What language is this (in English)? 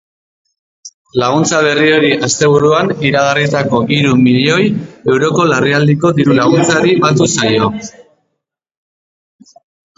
Basque